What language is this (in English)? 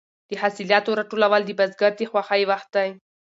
Pashto